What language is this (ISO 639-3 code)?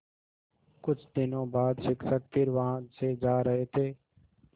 hin